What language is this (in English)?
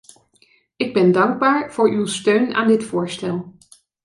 Dutch